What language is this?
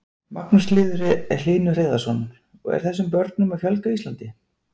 Icelandic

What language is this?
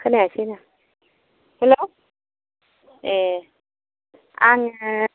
Bodo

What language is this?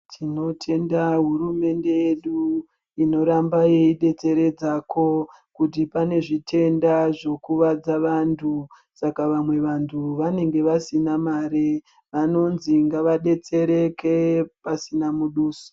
Ndau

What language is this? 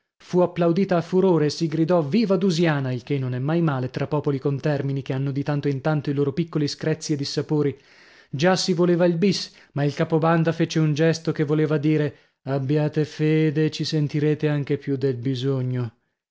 Italian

